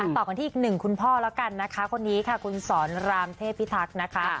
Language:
Thai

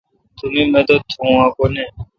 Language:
Kalkoti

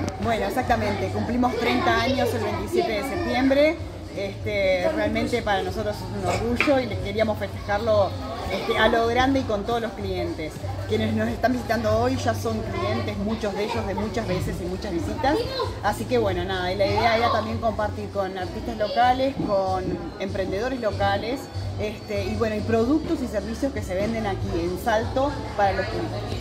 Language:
Spanish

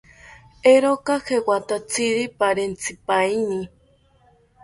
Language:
South Ucayali Ashéninka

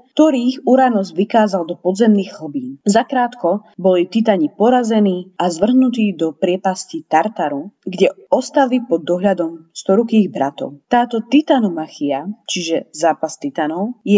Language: Slovak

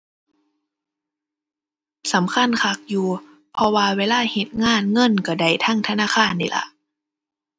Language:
Thai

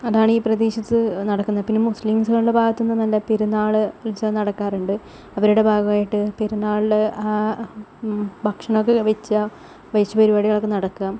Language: Malayalam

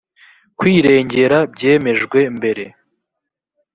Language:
Kinyarwanda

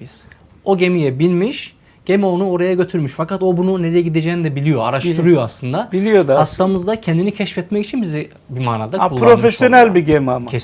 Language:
Turkish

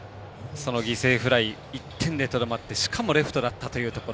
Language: Japanese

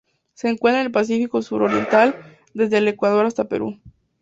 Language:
Spanish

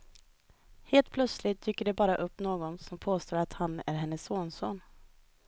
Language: Swedish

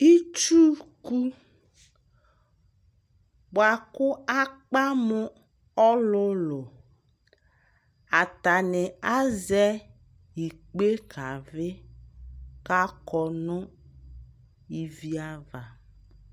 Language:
Ikposo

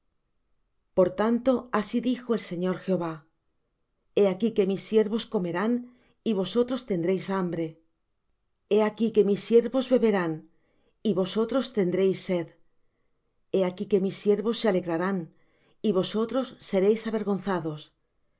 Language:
Spanish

